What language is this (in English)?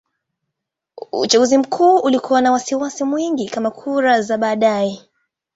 Swahili